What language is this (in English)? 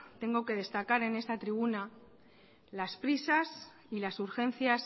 Spanish